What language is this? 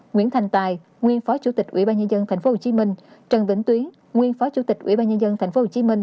Vietnamese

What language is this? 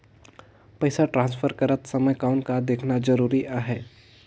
Chhattisgarhi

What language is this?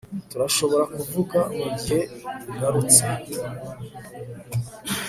Kinyarwanda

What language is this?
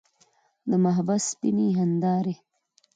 Pashto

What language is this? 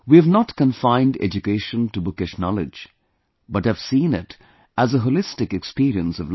English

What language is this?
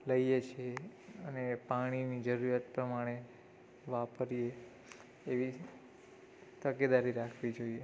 Gujarati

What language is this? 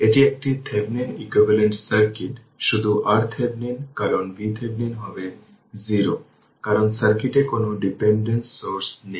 Bangla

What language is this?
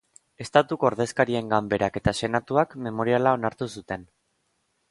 Basque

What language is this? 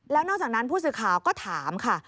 Thai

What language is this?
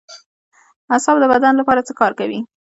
Pashto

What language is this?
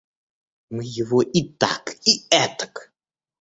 Russian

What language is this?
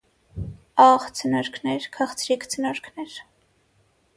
Armenian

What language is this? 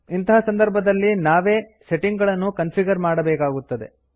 Kannada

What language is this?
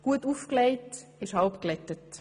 Swiss German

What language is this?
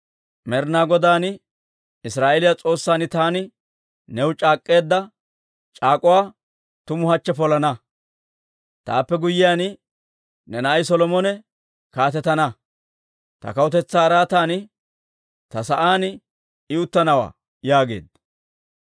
Dawro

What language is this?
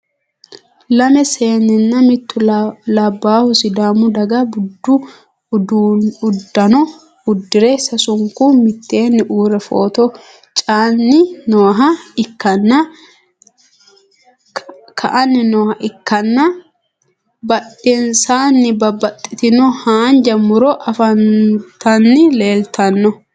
Sidamo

